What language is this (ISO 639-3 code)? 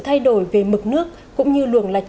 vie